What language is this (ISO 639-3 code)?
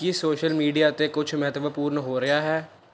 pan